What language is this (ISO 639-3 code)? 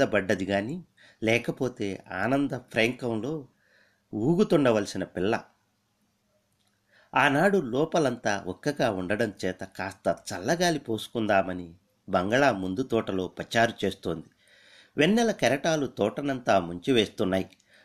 tel